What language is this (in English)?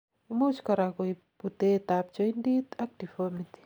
Kalenjin